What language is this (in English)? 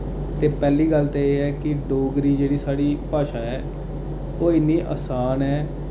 Dogri